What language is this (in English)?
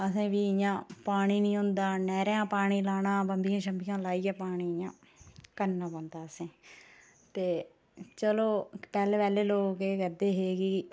Dogri